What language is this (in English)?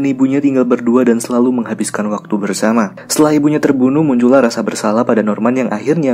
Indonesian